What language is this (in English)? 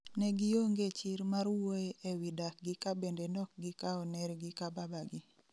Luo (Kenya and Tanzania)